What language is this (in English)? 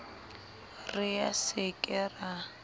Southern Sotho